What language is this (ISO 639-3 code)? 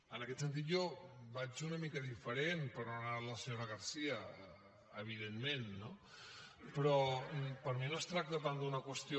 cat